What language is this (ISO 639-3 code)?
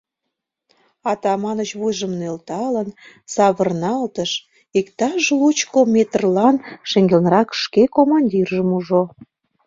chm